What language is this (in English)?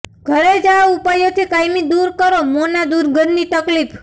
Gujarati